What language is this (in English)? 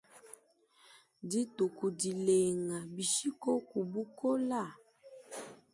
Luba-Lulua